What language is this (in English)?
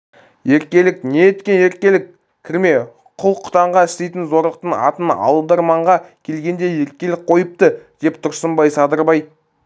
Kazakh